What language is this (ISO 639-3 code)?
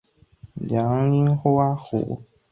zho